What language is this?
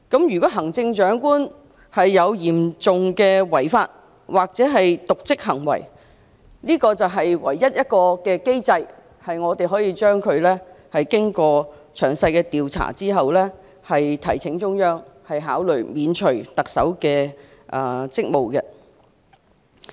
Cantonese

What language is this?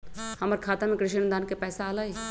Magahi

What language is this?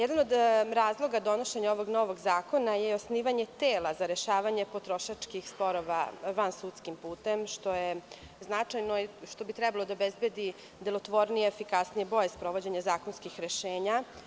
Serbian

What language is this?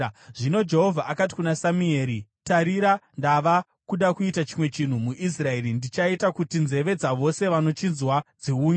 Shona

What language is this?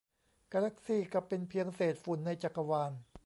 Thai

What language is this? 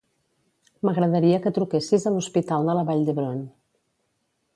Catalan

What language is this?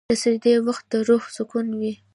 Pashto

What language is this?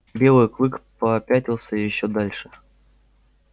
Russian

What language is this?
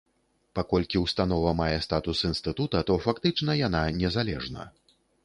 Belarusian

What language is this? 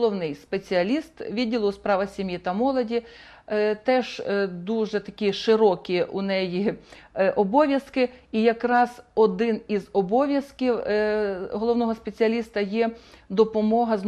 Russian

